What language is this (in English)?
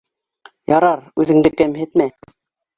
Bashkir